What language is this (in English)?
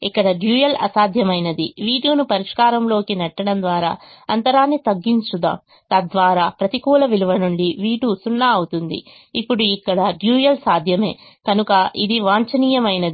Telugu